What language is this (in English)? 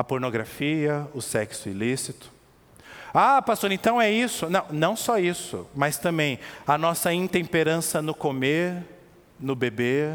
Portuguese